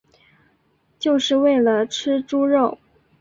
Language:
Chinese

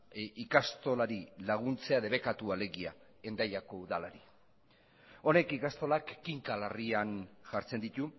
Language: Basque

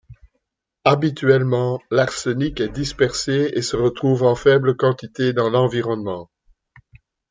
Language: French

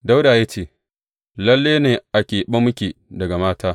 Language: Hausa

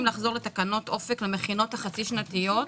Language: Hebrew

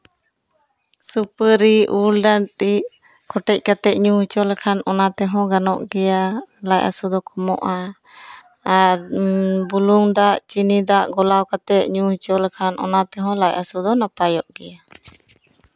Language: Santali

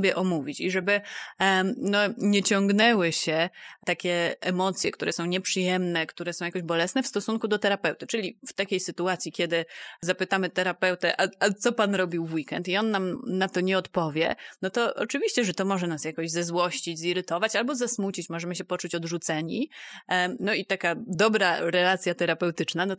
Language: Polish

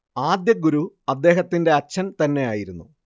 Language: Malayalam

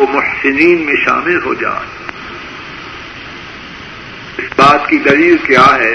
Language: Urdu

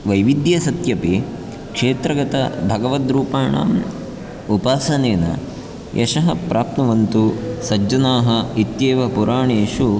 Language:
Sanskrit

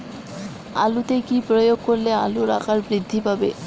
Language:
Bangla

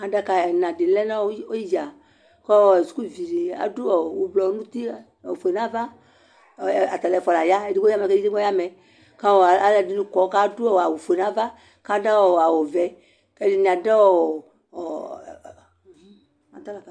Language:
Ikposo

